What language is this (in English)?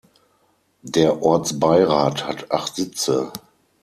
German